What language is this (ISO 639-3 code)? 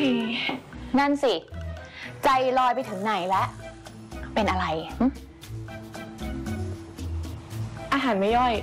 tha